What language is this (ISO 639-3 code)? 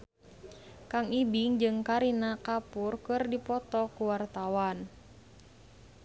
sun